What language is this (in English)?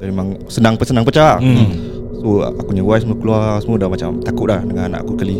Malay